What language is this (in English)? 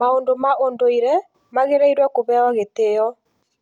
Kikuyu